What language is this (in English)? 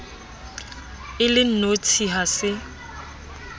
Southern Sotho